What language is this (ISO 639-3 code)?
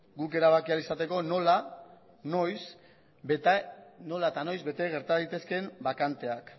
eus